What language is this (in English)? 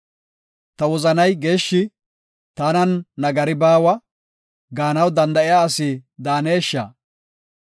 Gofa